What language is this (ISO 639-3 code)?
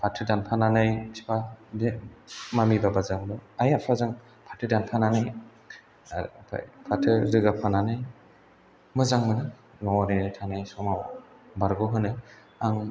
brx